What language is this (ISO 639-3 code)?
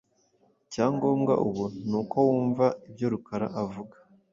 kin